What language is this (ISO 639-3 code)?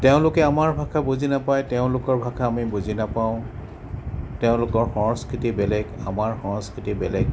asm